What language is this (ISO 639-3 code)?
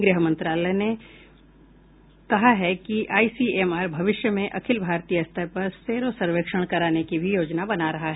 hin